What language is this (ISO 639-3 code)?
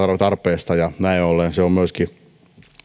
fin